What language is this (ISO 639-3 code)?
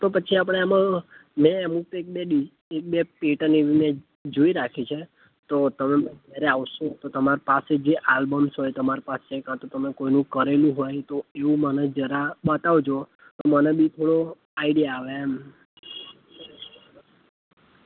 guj